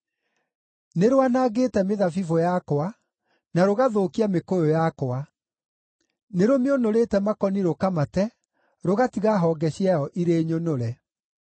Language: Kikuyu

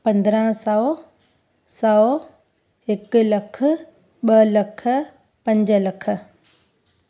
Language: Sindhi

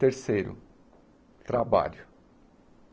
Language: Portuguese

